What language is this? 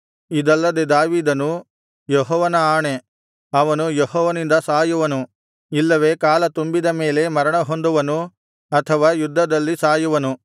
Kannada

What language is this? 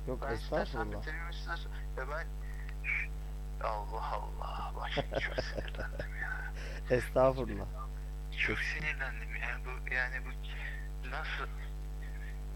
Turkish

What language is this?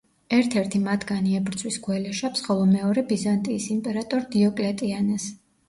Georgian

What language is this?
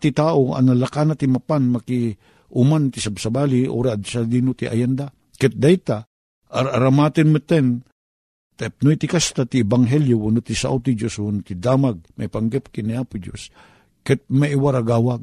Filipino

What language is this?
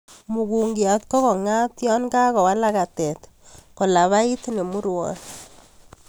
Kalenjin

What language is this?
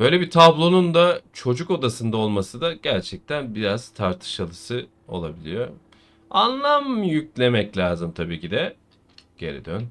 Turkish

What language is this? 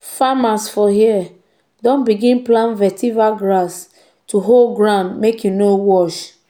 Nigerian Pidgin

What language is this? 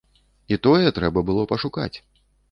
Belarusian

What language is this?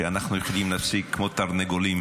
Hebrew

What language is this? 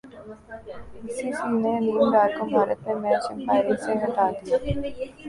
Urdu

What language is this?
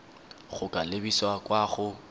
Tswana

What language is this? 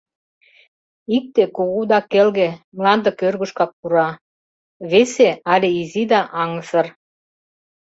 Mari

